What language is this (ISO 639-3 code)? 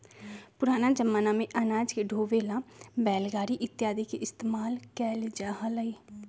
mag